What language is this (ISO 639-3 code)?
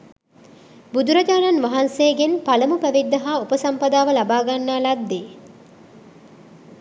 sin